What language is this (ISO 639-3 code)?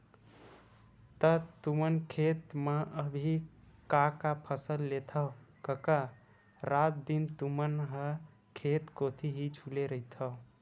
hne